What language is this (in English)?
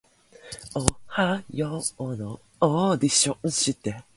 Japanese